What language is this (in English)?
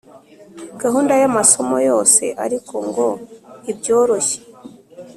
Kinyarwanda